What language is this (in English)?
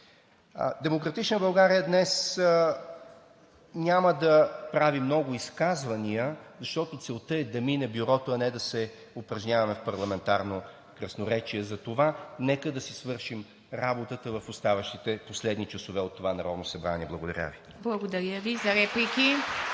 Bulgarian